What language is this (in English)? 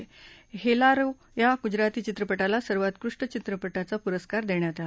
Marathi